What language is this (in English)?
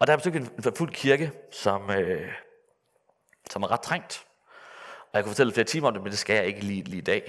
Danish